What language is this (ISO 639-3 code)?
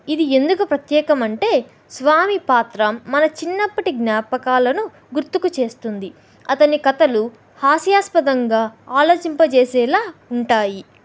tel